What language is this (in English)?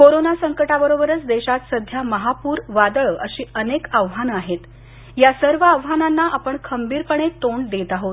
Marathi